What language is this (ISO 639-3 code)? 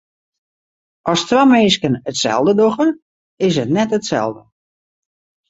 fry